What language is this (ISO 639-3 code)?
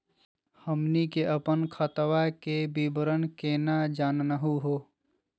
mag